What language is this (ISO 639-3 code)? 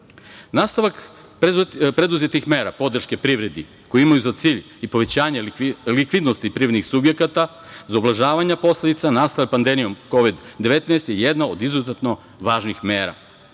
srp